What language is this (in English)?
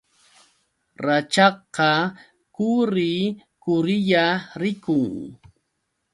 Yauyos Quechua